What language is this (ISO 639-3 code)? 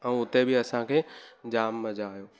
snd